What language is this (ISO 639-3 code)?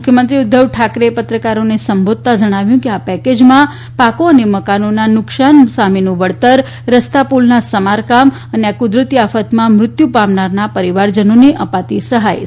guj